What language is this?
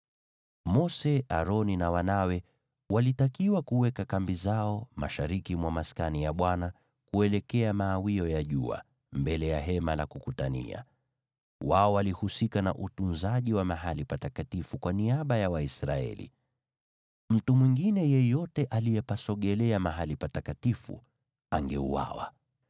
Swahili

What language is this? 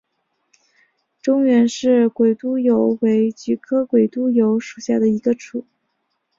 Chinese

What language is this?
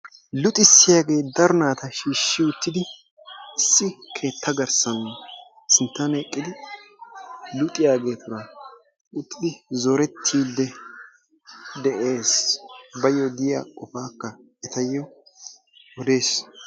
Wolaytta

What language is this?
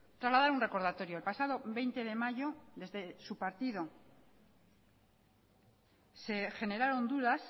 Spanish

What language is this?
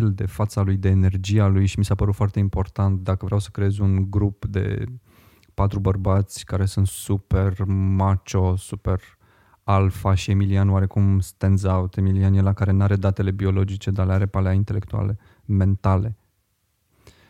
Romanian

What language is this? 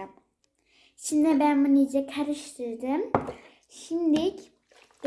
Turkish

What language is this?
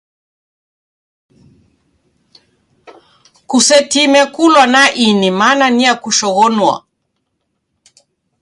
Taita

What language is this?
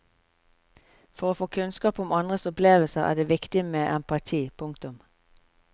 Norwegian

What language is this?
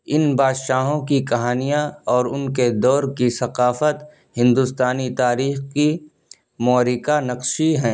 Urdu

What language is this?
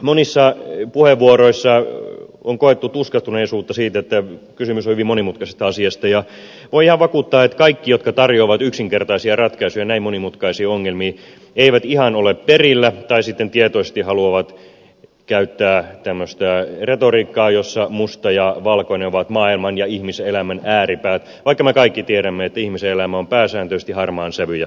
Finnish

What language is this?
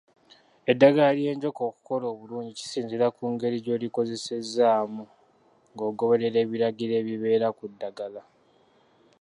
Ganda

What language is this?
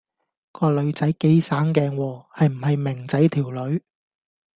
Cantonese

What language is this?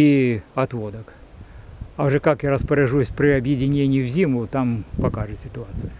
Russian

